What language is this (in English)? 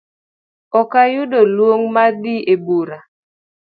Luo (Kenya and Tanzania)